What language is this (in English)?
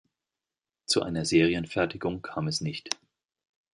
German